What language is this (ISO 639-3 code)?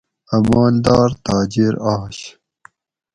gwc